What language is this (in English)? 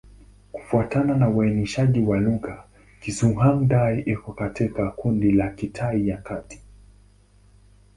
Swahili